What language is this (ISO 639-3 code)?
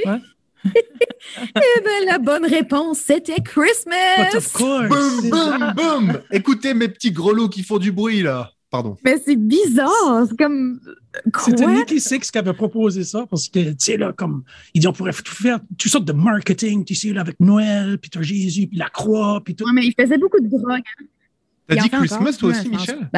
fra